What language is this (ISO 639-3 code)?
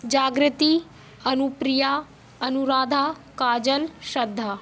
hin